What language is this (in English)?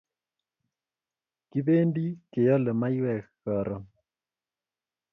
Kalenjin